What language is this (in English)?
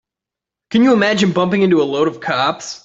English